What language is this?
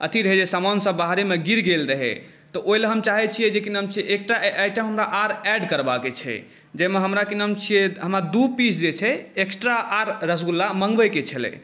Maithili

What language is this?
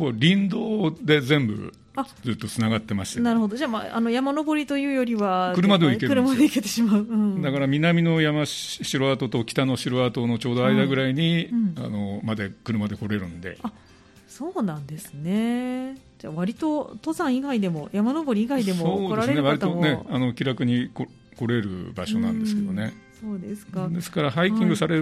Japanese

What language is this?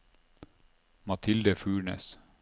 Norwegian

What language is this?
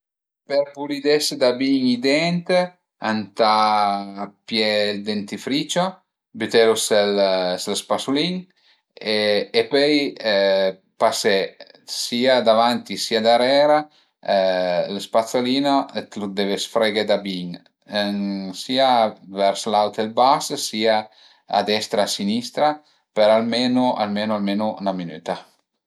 Piedmontese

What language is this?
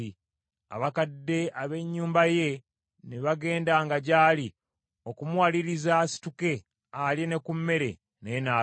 Ganda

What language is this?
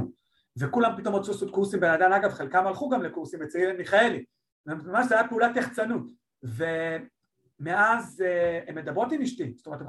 Hebrew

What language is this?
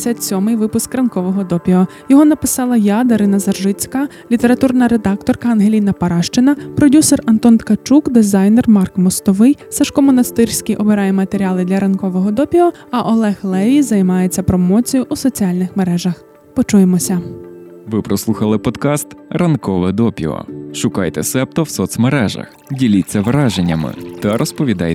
Ukrainian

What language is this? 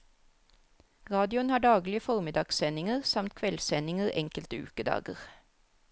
Norwegian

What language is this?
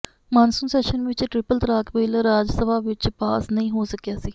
Punjabi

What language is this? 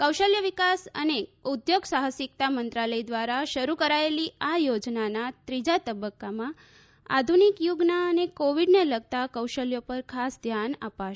Gujarati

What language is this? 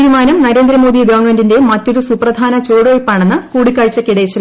Malayalam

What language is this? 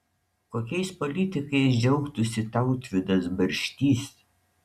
Lithuanian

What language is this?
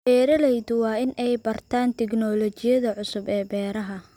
Somali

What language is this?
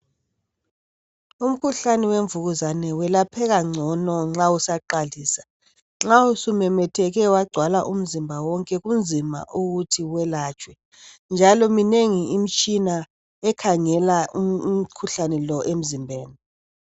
North Ndebele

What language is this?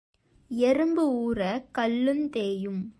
Tamil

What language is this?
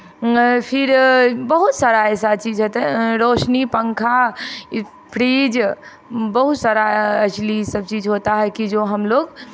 Hindi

